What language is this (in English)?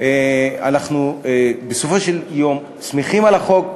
Hebrew